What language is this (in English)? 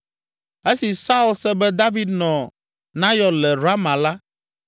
Ewe